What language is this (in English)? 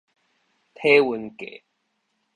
Min Nan Chinese